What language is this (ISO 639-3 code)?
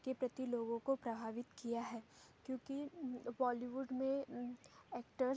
hin